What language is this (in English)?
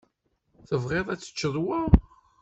Kabyle